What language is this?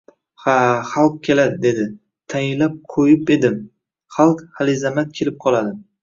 Uzbek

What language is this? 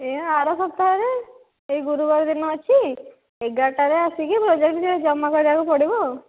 Odia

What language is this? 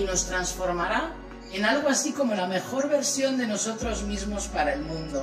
Spanish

